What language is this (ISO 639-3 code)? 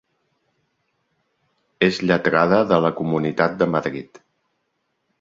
cat